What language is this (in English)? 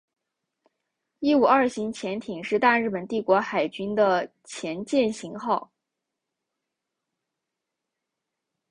Chinese